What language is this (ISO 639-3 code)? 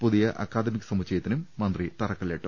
mal